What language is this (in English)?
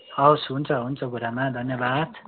Nepali